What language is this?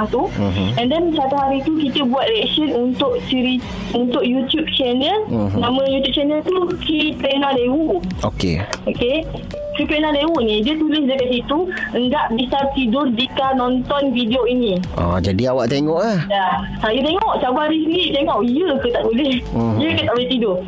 Malay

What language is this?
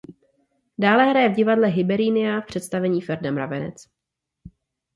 Czech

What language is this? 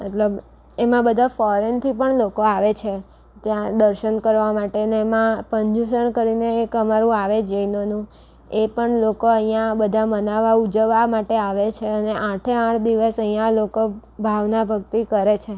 Gujarati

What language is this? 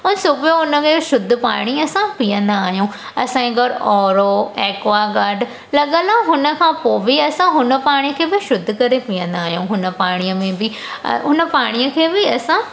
Sindhi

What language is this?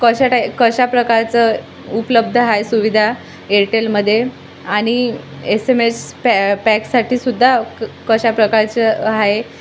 Marathi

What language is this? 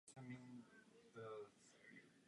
Czech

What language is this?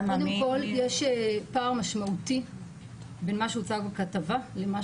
Hebrew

